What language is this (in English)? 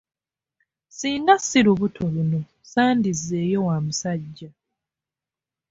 Ganda